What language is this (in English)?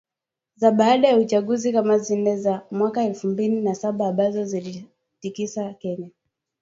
Swahili